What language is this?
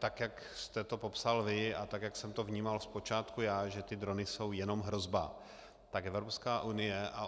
Czech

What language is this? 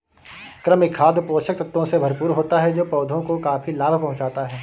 Hindi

